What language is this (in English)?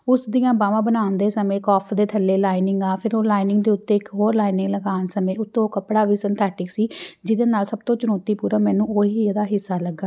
Punjabi